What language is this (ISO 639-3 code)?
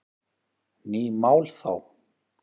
isl